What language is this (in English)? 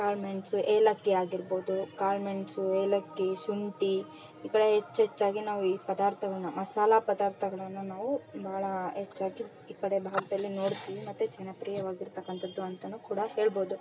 Kannada